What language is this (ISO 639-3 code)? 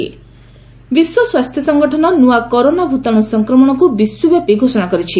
ori